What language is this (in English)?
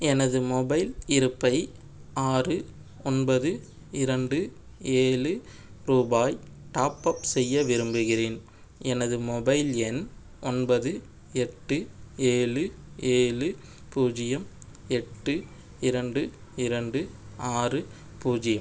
Tamil